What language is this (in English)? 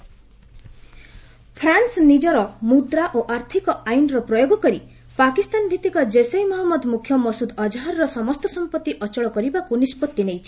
Odia